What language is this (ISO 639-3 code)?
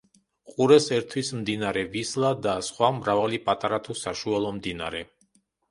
kat